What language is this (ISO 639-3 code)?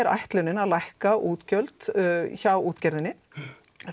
isl